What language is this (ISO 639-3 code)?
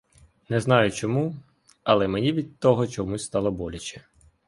ukr